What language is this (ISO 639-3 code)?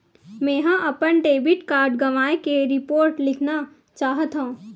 hne